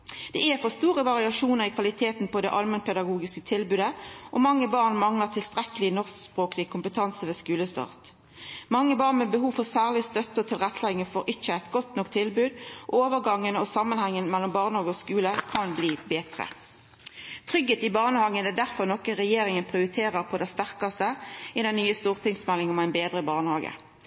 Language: Norwegian Nynorsk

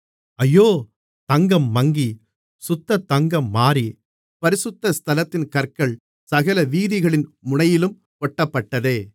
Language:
Tamil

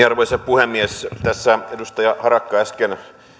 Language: Finnish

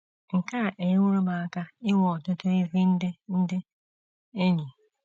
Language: Igbo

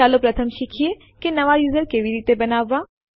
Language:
Gujarati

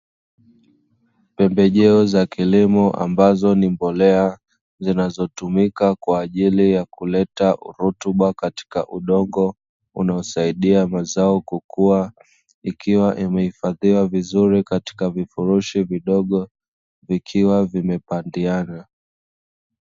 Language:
Swahili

